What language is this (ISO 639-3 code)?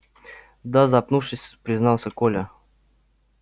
rus